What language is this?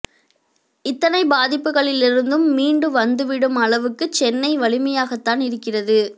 Tamil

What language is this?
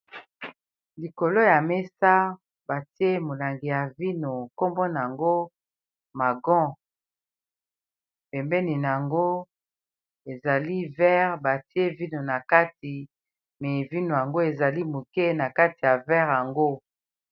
Lingala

